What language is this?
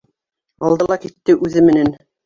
Bashkir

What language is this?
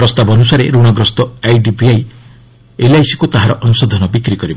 Odia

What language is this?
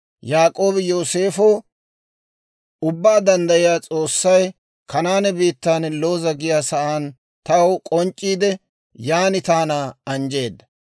Dawro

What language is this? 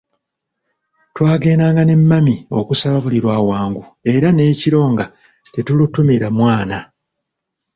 Ganda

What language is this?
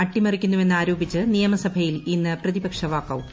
Malayalam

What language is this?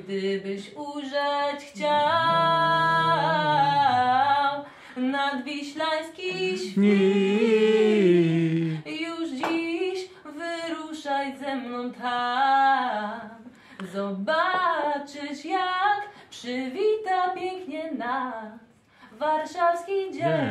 Polish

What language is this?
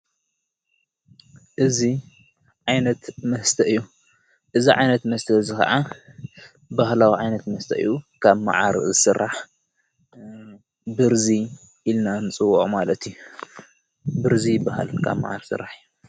Tigrinya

